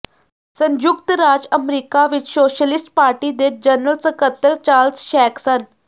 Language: Punjabi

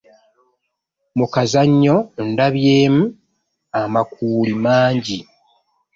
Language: Ganda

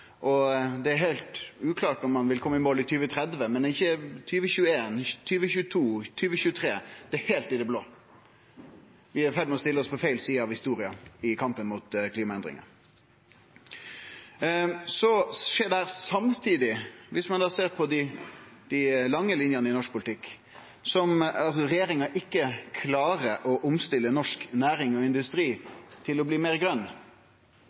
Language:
Norwegian Nynorsk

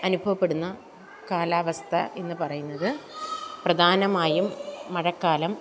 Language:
Malayalam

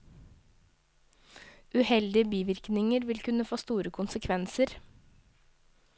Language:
Norwegian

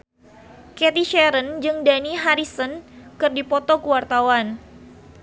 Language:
Sundanese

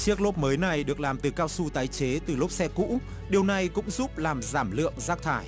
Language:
Vietnamese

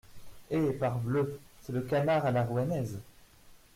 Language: French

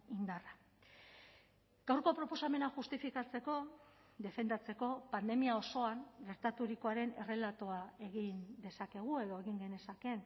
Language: Basque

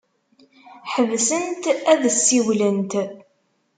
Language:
Kabyle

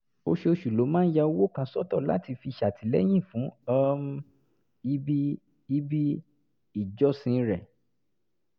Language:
Yoruba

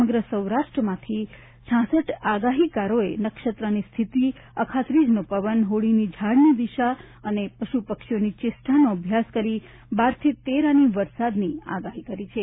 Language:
Gujarati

